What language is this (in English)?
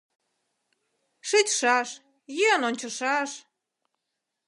Mari